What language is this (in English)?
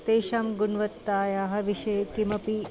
Sanskrit